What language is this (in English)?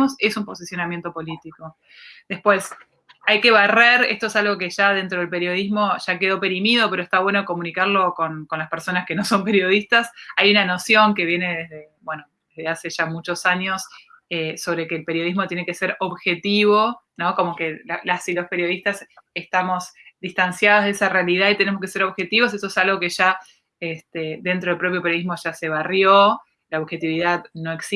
Spanish